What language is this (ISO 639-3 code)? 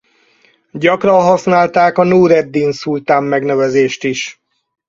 hun